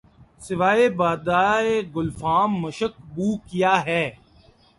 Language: Urdu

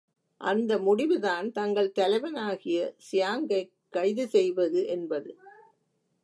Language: Tamil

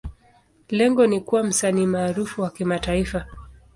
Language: Swahili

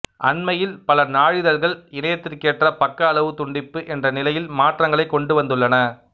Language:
Tamil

